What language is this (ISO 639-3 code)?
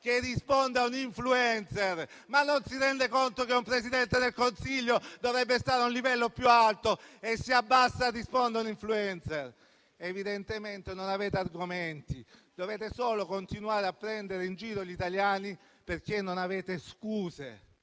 ita